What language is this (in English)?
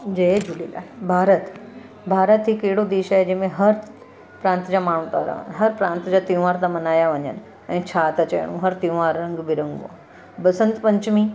Sindhi